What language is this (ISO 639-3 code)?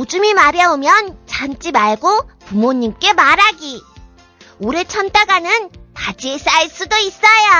kor